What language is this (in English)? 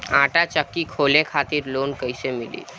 Bhojpuri